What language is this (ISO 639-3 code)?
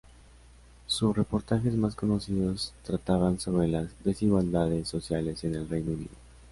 spa